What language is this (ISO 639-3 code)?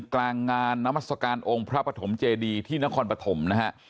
tha